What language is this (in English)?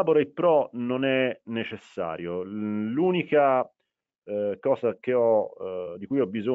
Italian